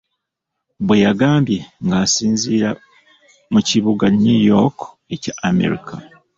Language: Ganda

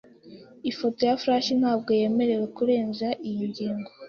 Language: Kinyarwanda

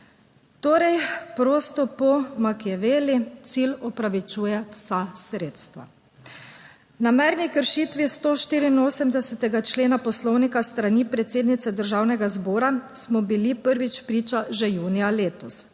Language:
Slovenian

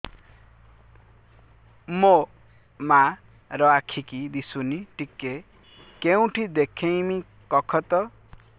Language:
Odia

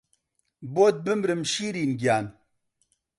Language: Central Kurdish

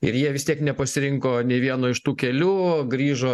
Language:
Lithuanian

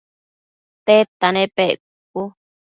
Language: Matsés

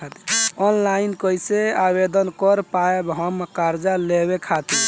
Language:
Bhojpuri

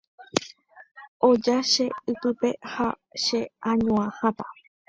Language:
Guarani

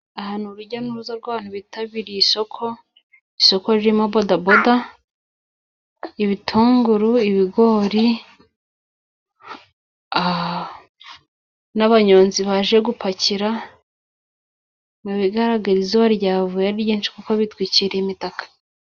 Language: Kinyarwanda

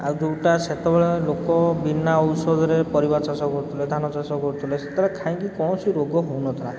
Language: Odia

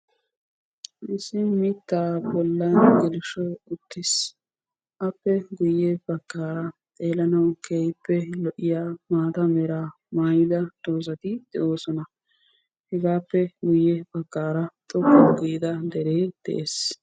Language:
Wolaytta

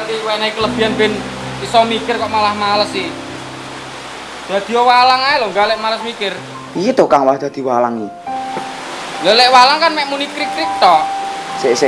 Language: Indonesian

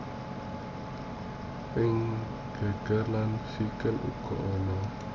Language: Javanese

